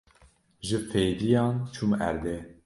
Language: Kurdish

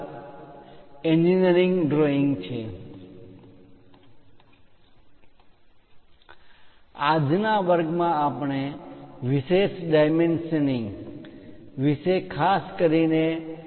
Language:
Gujarati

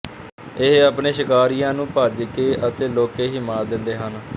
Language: Punjabi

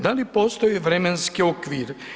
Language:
Croatian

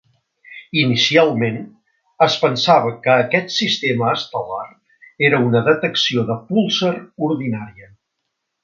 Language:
Catalan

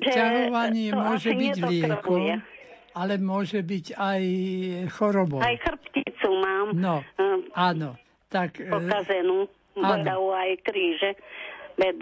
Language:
Slovak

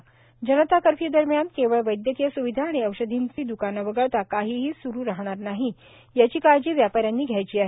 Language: Marathi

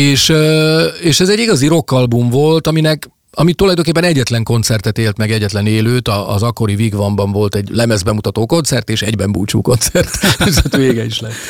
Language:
Hungarian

